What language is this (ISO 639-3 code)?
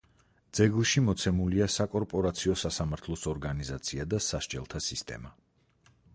kat